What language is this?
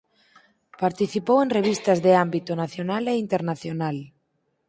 Galician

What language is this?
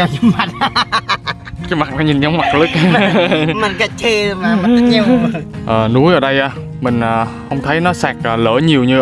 Vietnamese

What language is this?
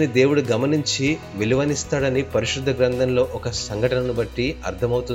Telugu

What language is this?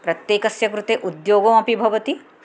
Sanskrit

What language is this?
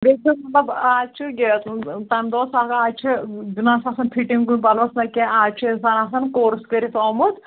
Kashmiri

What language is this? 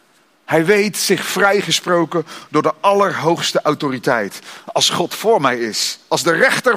Dutch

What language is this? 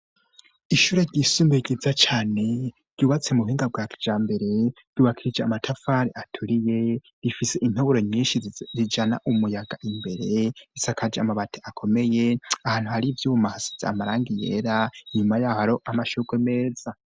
Rundi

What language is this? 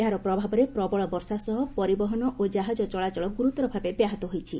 Odia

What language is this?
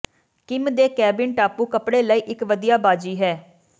Punjabi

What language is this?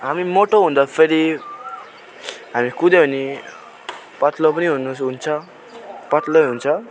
Nepali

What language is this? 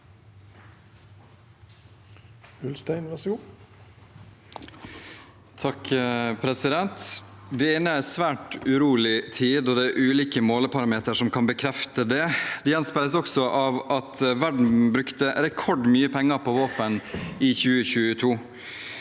Norwegian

